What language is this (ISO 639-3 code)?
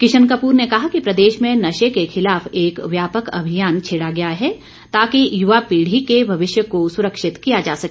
hin